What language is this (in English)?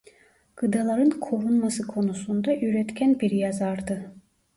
Turkish